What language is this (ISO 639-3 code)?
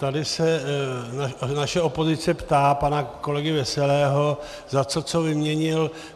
ces